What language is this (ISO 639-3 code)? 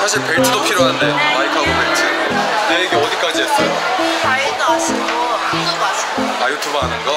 kor